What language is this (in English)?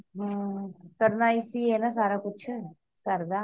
Punjabi